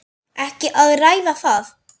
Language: Icelandic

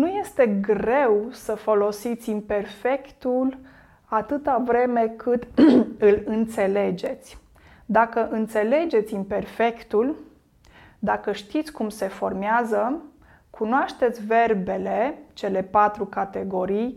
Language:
Romanian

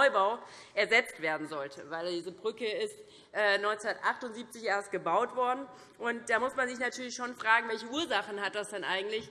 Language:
German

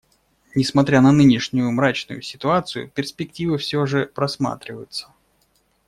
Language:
Russian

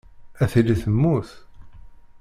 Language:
Kabyle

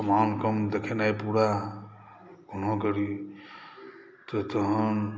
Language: Maithili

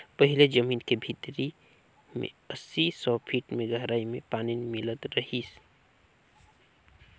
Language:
Chhattisgarhi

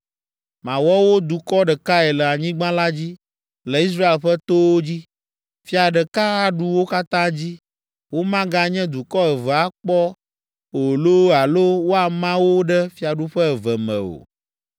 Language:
Ewe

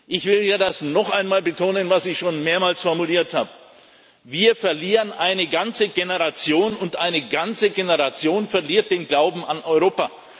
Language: German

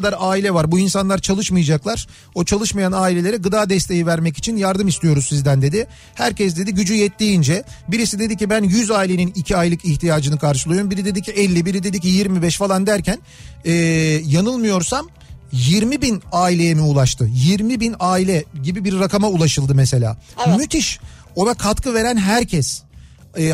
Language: Turkish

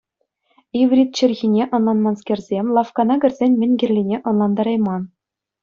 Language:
Chuvash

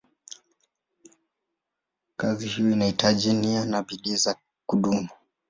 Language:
Swahili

